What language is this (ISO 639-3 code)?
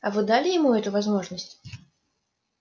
rus